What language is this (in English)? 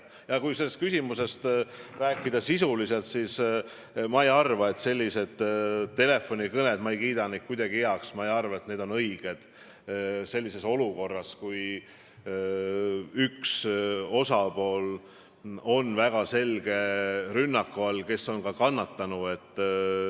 Estonian